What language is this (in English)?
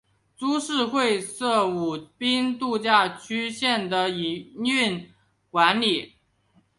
Chinese